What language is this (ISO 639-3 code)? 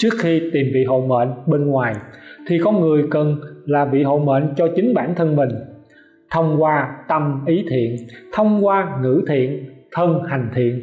vie